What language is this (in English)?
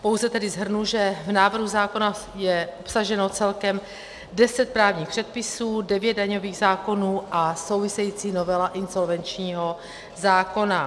Czech